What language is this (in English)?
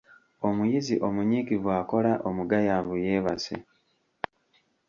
Ganda